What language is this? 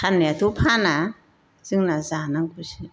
Bodo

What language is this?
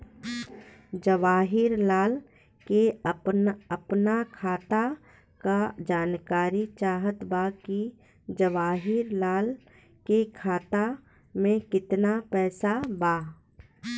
Bhojpuri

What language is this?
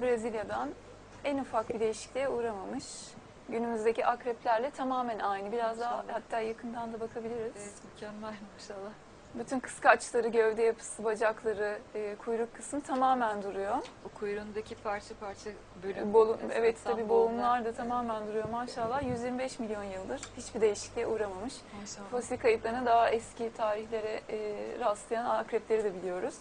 Turkish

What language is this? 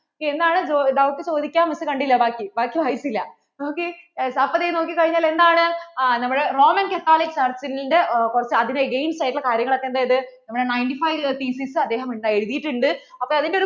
Malayalam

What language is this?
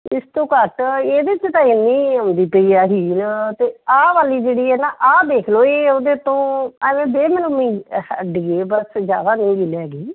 Punjabi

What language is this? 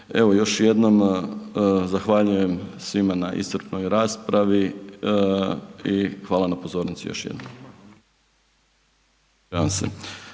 Croatian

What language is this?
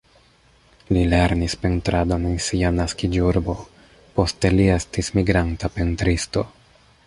Esperanto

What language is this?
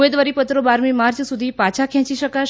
Gujarati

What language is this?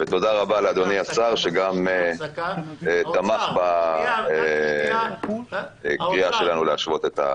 Hebrew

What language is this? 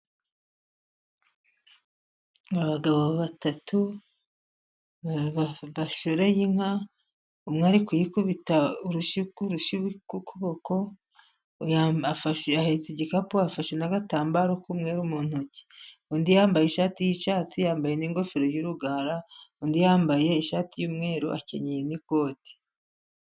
Kinyarwanda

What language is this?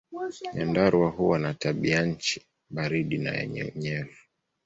Swahili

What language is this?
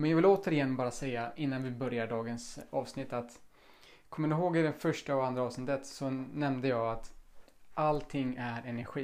Swedish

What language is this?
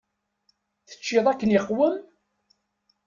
Kabyle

